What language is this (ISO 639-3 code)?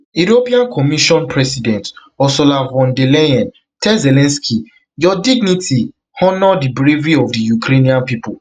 pcm